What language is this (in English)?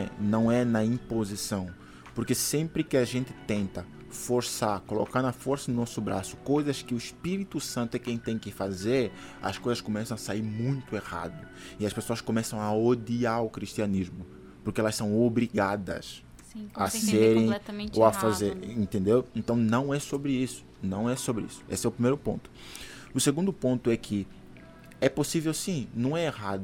Portuguese